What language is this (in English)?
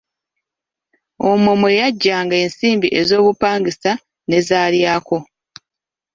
Ganda